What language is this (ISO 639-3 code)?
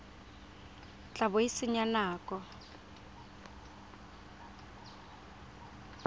tsn